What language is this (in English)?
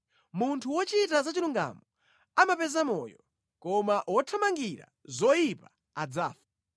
Nyanja